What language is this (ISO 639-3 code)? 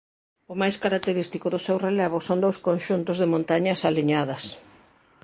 glg